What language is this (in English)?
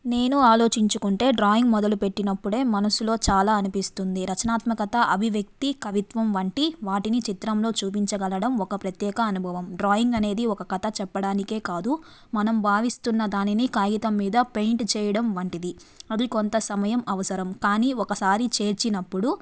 Telugu